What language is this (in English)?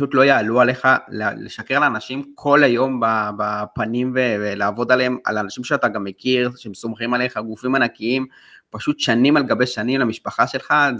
Hebrew